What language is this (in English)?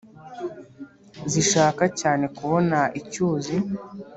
Kinyarwanda